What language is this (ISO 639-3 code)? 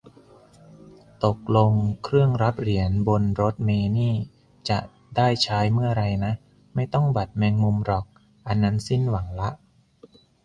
tha